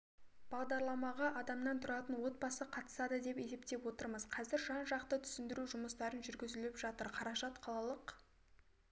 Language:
Kazakh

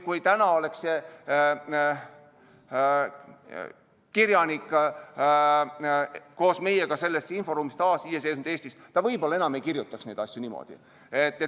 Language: Estonian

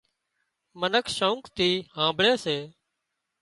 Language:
Wadiyara Koli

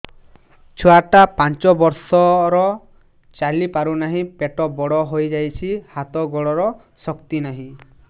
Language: Odia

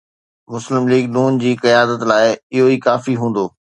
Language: Sindhi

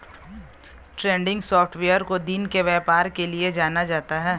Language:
Hindi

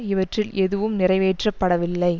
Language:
Tamil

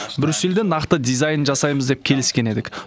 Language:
Kazakh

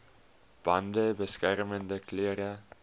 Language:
Afrikaans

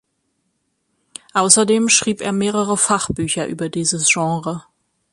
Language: German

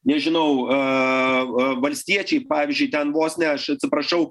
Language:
Lithuanian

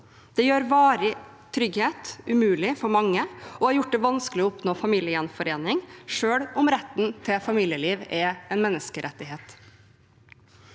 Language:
Norwegian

